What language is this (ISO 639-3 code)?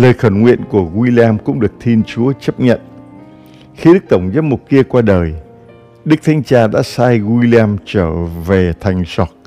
vie